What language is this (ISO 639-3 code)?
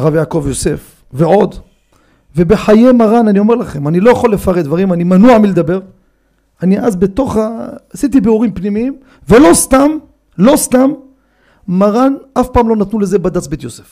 heb